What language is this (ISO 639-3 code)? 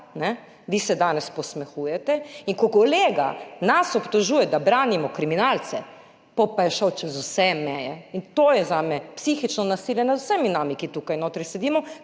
slv